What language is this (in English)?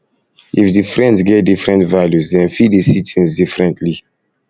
Nigerian Pidgin